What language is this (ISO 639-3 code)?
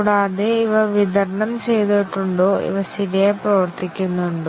mal